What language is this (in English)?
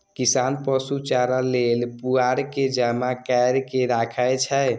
Maithili